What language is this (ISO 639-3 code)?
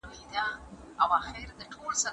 pus